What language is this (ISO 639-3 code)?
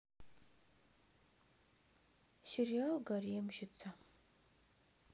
rus